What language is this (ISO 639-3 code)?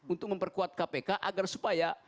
ind